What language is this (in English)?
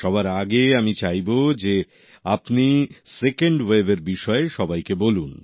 Bangla